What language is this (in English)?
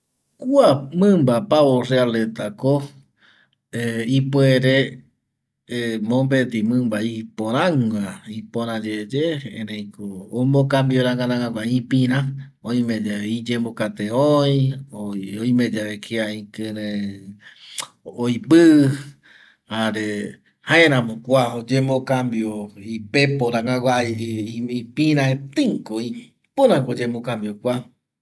Eastern Bolivian Guaraní